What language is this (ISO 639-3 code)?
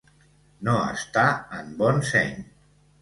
cat